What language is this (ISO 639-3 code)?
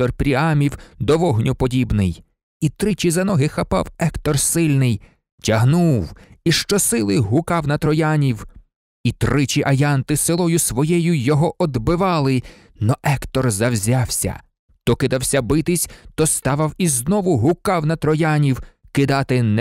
ukr